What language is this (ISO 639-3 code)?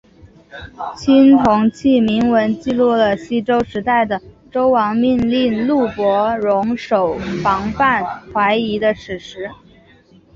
zho